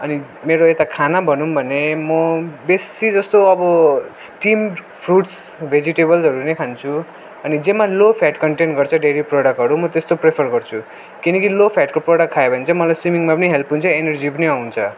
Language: Nepali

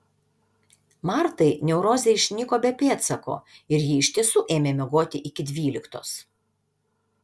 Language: Lithuanian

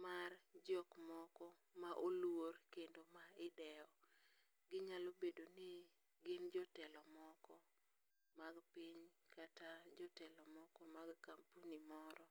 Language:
Luo (Kenya and Tanzania)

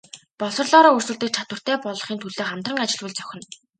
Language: Mongolian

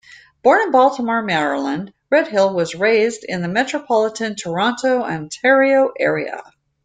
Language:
English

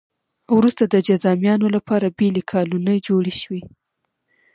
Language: Pashto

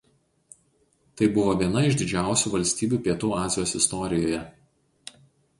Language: Lithuanian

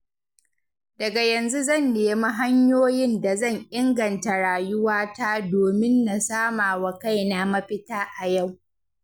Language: Hausa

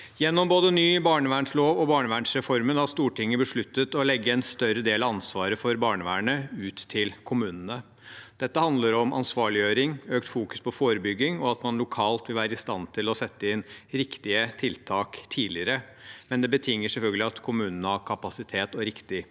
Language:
Norwegian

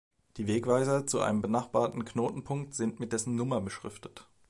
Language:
German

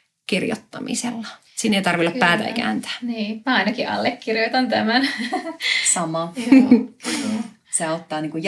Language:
Finnish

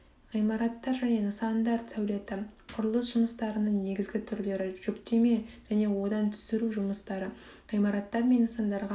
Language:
Kazakh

